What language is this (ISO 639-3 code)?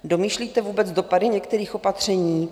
ces